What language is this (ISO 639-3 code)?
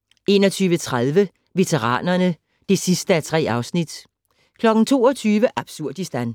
dan